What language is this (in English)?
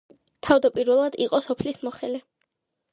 Georgian